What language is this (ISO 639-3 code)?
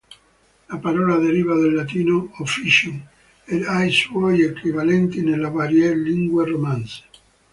ita